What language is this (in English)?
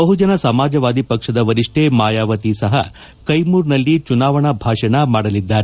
Kannada